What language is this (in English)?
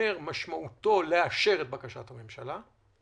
Hebrew